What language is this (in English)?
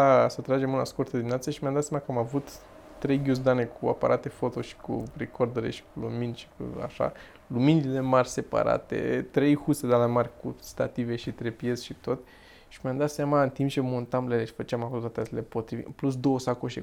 Romanian